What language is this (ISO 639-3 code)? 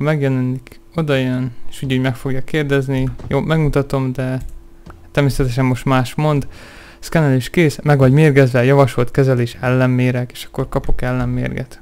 hun